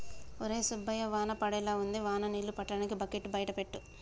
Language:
Telugu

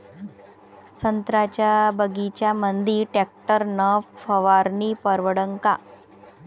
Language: Marathi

